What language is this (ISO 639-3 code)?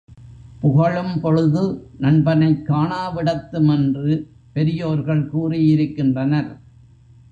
tam